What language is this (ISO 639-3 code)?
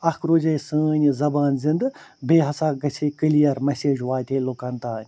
kas